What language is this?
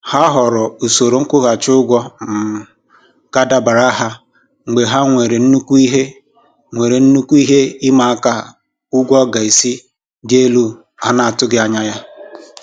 Igbo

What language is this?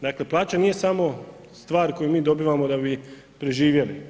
Croatian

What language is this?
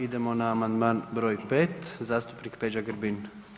Croatian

